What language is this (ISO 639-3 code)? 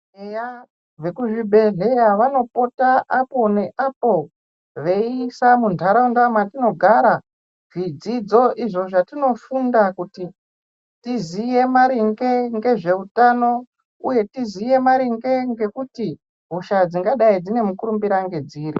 ndc